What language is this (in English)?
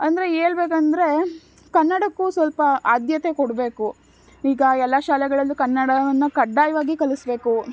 Kannada